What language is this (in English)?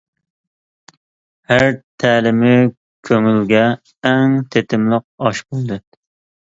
Uyghur